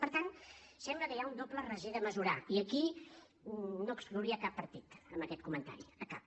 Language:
Catalan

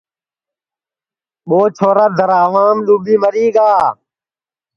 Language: Sansi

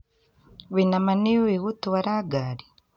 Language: Kikuyu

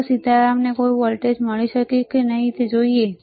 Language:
Gujarati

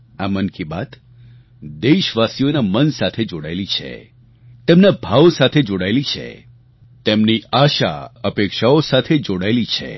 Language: Gujarati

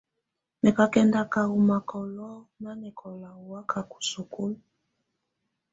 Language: Tunen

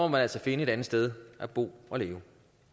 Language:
Danish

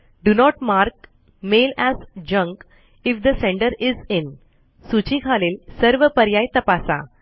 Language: Marathi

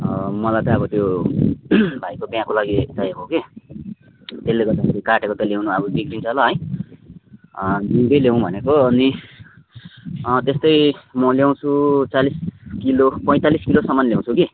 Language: Nepali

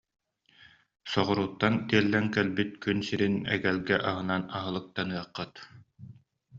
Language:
Yakut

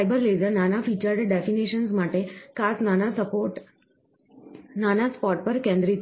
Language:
Gujarati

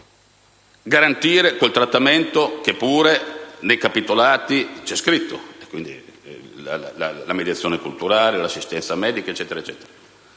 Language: Italian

